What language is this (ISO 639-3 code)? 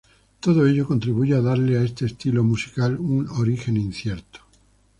spa